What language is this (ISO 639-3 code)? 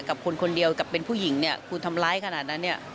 tha